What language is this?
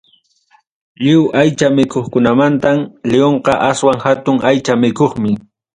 Ayacucho Quechua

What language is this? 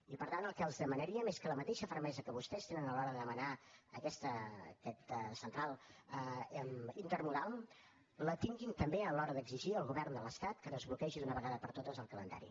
Catalan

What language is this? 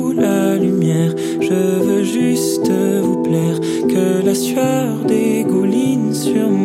French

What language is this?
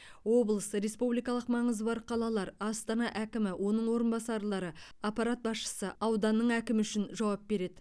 Kazakh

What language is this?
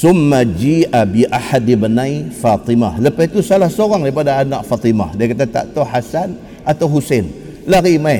Malay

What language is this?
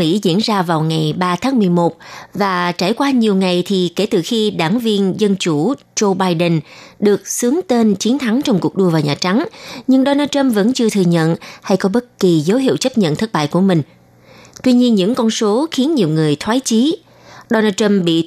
Vietnamese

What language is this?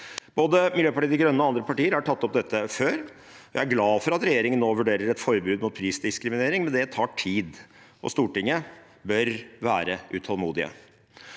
Norwegian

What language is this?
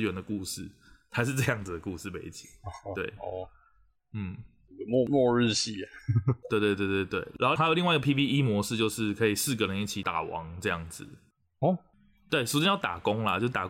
Chinese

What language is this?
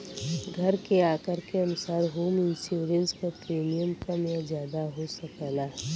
Bhojpuri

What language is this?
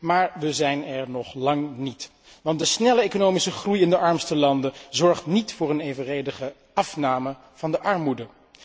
Dutch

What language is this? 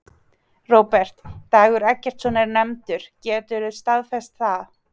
Icelandic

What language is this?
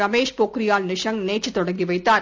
Tamil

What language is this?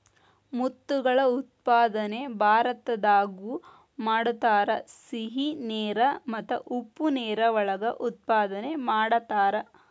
Kannada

